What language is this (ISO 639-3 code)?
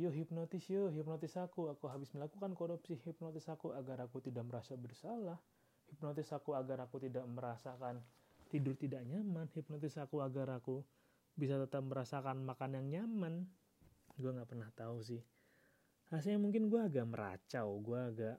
ind